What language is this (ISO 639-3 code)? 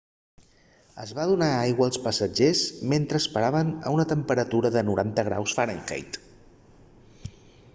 cat